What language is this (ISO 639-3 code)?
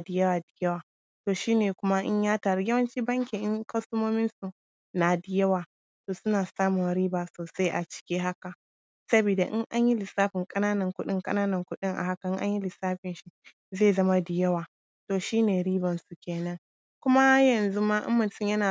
hau